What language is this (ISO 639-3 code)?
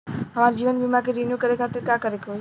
bho